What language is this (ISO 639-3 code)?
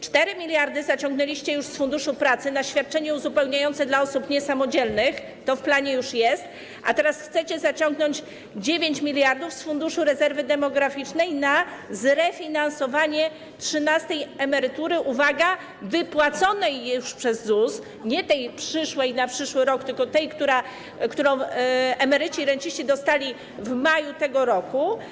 pol